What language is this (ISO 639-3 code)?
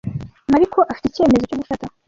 kin